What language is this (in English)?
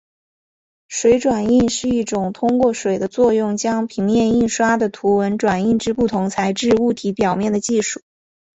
Chinese